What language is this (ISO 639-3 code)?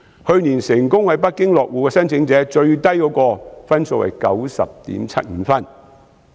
yue